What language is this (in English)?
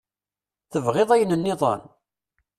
Kabyle